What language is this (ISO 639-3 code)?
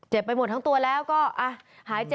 tha